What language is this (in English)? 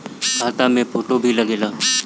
Bhojpuri